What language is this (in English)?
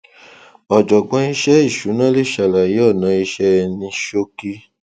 Yoruba